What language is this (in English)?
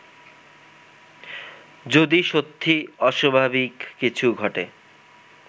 Bangla